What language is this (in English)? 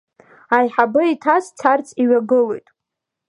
Abkhazian